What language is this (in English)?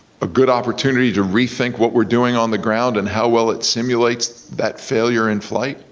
English